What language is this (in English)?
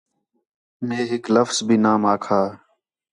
Khetrani